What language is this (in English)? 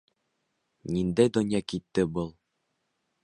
Bashkir